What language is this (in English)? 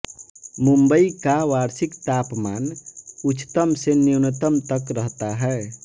Hindi